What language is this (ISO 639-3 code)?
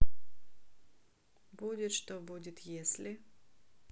rus